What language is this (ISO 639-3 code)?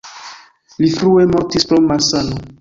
epo